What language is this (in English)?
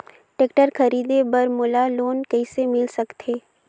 Chhattisgarhi